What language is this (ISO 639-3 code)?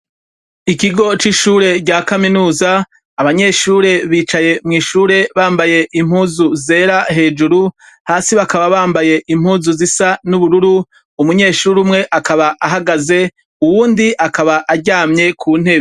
run